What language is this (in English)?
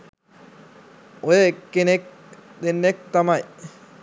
Sinhala